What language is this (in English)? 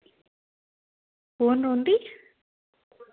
Dogri